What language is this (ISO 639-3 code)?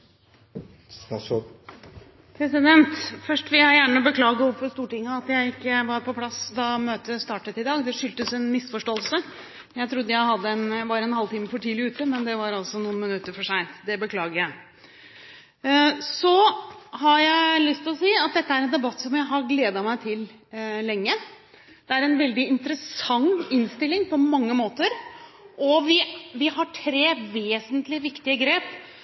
nor